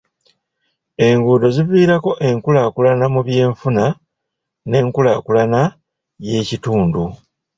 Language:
Ganda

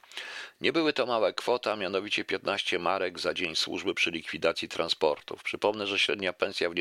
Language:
Polish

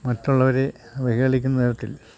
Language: Malayalam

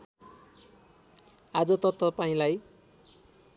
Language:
Nepali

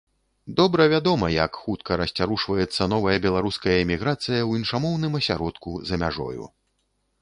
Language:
Belarusian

